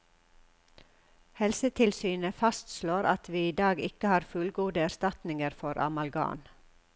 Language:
Norwegian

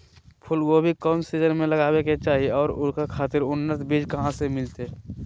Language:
Magahi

